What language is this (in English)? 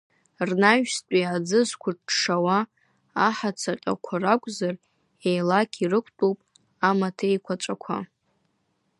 Abkhazian